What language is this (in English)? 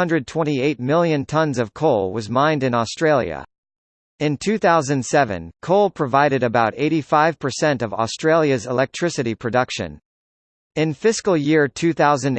English